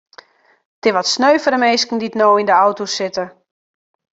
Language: Western Frisian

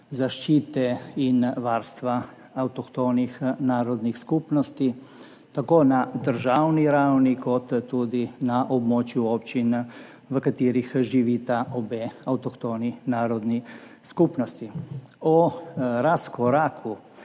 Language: Slovenian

